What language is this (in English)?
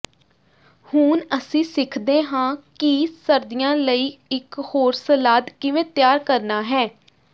Punjabi